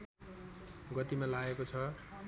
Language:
Nepali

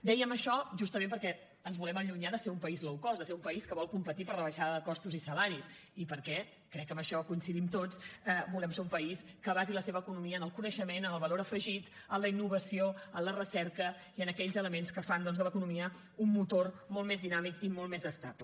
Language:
Catalan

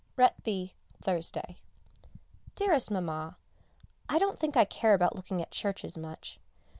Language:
English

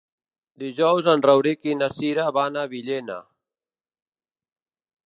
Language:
Catalan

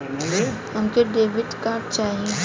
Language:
Bhojpuri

